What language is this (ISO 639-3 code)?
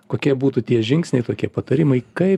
lit